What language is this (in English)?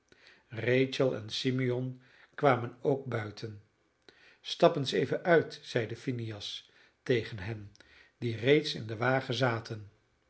Dutch